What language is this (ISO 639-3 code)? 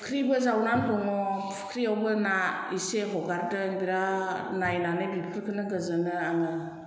brx